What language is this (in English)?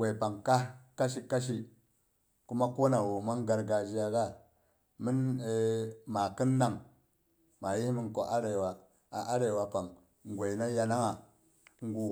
Boghom